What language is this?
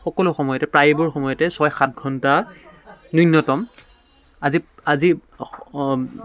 Assamese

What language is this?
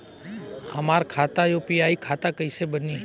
Bhojpuri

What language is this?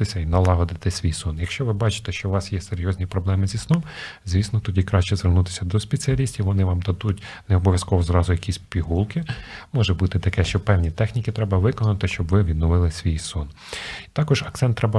Ukrainian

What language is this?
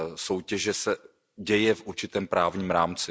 Czech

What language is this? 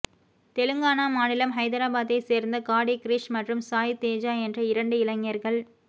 Tamil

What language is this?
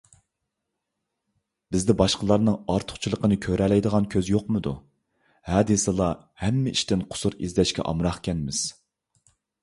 Uyghur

